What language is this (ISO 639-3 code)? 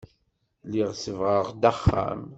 kab